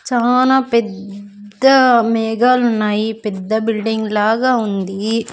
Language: Telugu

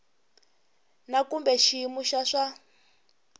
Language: Tsonga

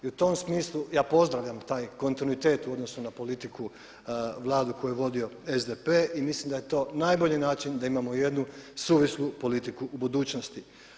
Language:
Croatian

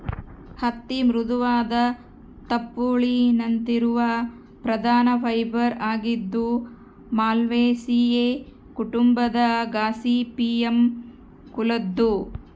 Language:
Kannada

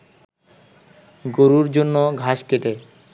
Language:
Bangla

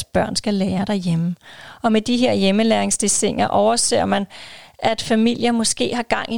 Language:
Danish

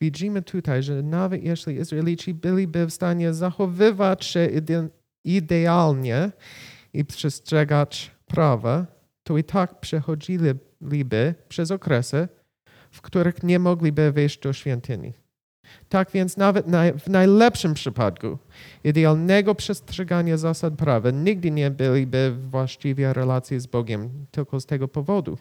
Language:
Polish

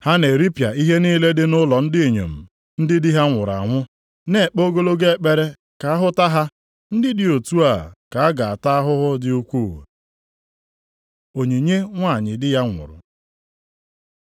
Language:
Igbo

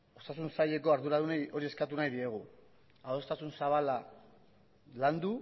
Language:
Basque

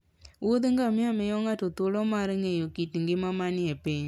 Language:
Luo (Kenya and Tanzania)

